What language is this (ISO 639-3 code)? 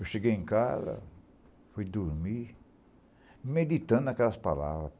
por